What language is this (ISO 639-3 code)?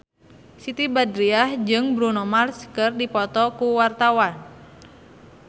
sun